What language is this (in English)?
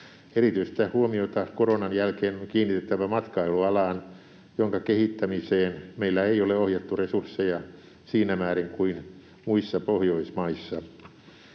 Finnish